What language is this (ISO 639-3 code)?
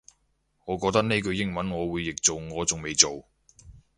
yue